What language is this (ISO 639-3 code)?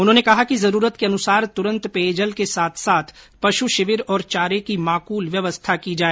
hin